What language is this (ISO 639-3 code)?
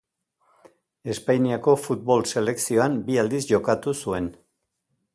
eus